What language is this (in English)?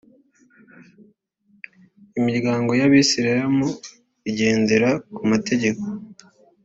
Kinyarwanda